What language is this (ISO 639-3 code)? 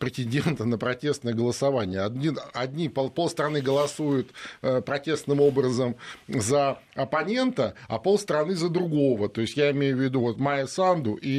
rus